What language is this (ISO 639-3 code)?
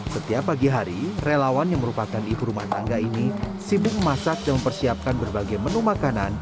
ind